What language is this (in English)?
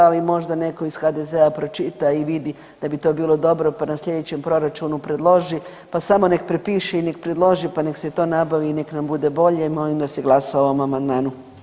Croatian